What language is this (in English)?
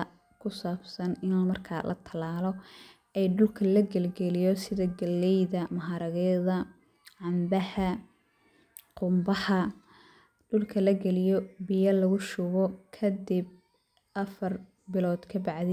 Somali